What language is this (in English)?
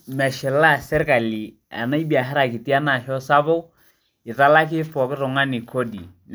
Masai